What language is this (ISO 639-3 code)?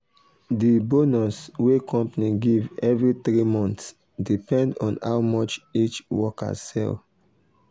pcm